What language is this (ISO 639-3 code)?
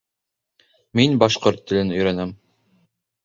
bak